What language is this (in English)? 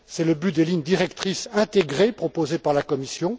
French